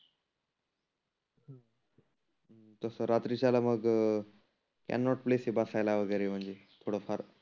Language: Marathi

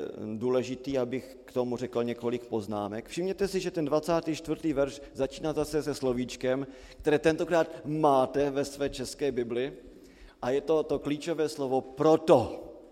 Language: Czech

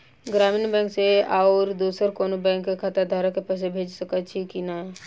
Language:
Maithili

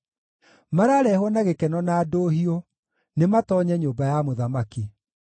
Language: Kikuyu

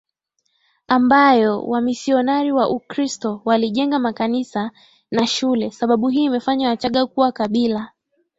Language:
Swahili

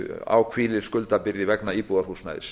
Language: Icelandic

